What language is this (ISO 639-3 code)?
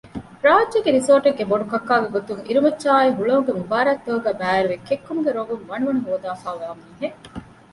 div